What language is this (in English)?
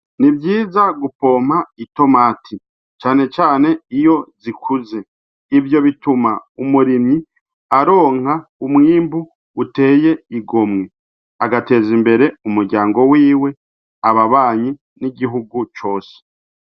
Rundi